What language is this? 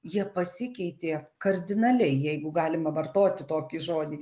Lithuanian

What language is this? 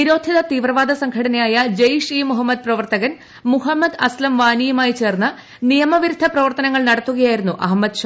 Malayalam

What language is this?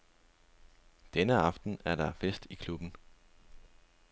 Danish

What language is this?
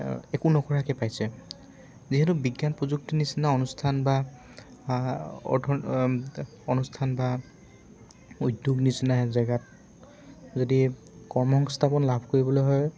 Assamese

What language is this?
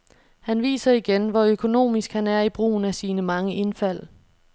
Danish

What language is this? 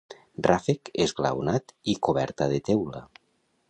Catalan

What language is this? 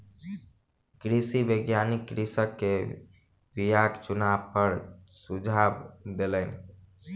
Maithili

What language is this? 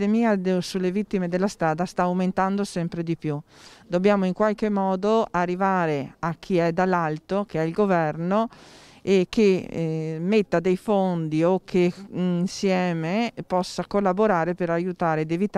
Italian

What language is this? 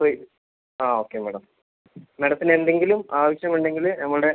Malayalam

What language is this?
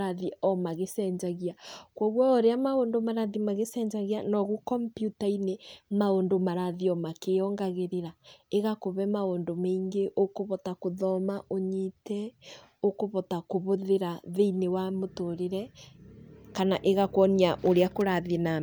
Kikuyu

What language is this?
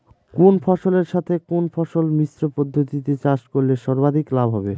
Bangla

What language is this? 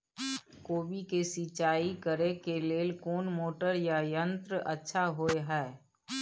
Maithili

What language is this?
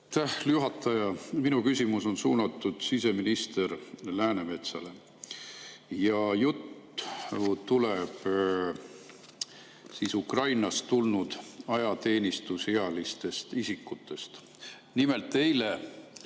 Estonian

